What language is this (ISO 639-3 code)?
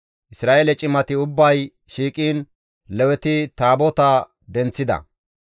gmv